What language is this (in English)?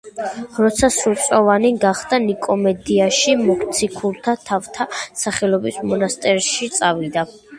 Georgian